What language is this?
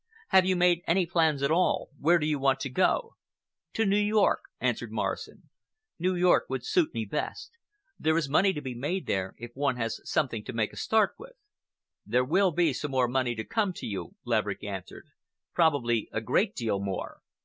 English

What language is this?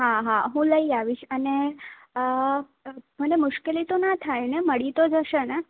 Gujarati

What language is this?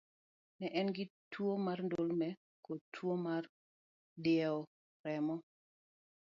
Luo (Kenya and Tanzania)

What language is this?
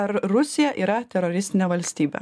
Lithuanian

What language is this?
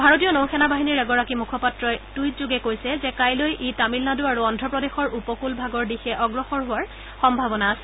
Assamese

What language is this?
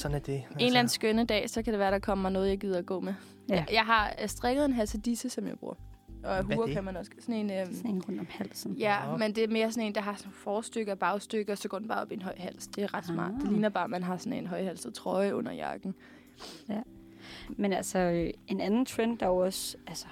Danish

